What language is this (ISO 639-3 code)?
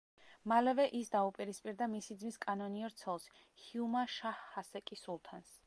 kat